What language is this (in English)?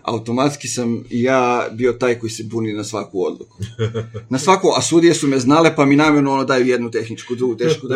Croatian